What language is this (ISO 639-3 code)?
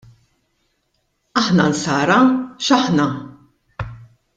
mlt